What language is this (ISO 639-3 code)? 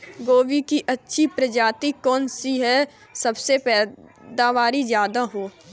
hin